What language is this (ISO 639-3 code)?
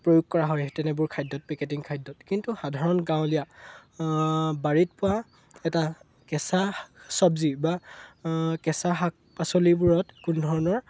asm